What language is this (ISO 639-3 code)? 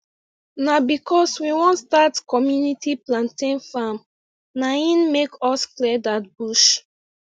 pcm